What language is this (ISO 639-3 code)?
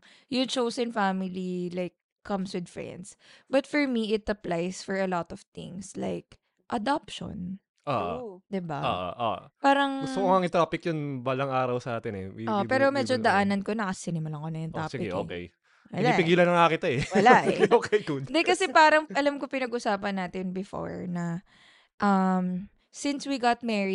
fil